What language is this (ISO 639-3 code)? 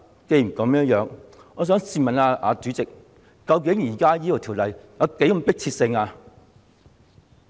yue